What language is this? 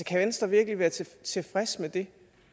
Danish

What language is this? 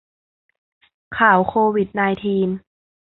Thai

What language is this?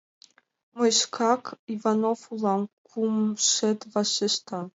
Mari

